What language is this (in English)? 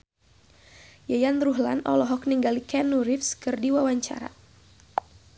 Sundanese